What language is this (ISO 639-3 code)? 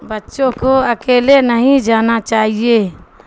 urd